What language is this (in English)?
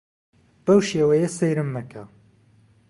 Central Kurdish